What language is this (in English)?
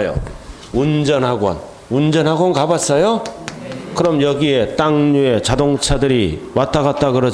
Korean